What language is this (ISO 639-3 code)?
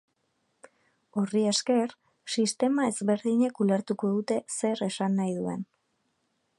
eus